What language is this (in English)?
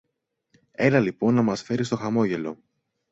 Greek